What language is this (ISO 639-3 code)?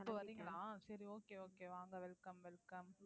tam